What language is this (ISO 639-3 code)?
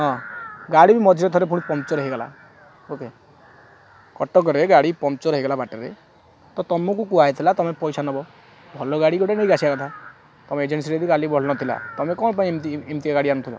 ori